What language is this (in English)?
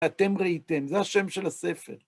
Hebrew